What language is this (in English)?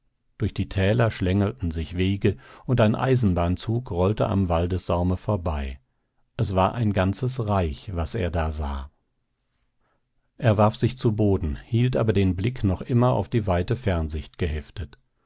German